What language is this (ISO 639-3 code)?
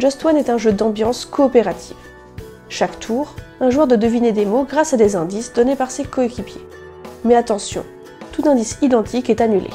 fra